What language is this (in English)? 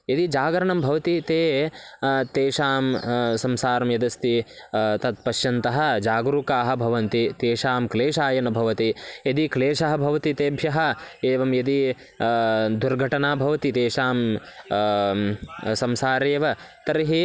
Sanskrit